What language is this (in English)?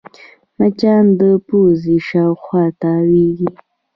Pashto